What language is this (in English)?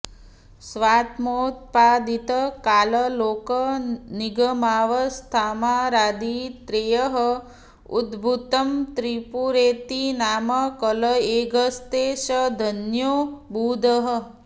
Sanskrit